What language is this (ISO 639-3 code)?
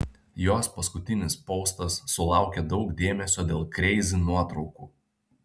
lit